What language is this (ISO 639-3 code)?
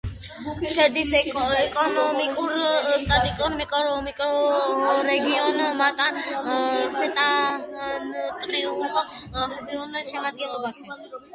kat